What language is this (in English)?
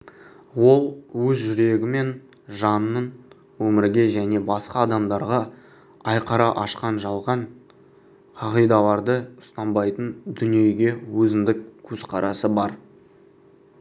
Kazakh